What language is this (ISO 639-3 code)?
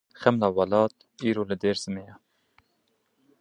kur